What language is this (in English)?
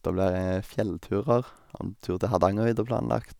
Norwegian